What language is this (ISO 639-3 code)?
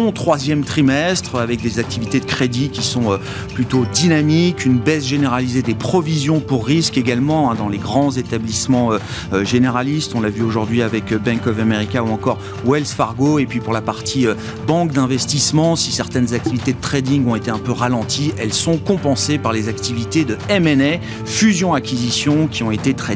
fra